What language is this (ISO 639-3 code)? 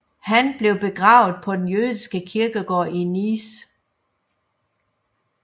dan